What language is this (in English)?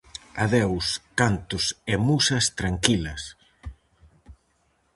Galician